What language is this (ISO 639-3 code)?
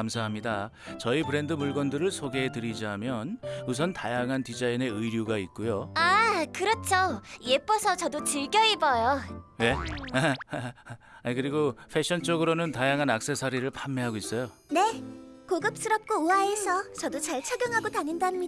kor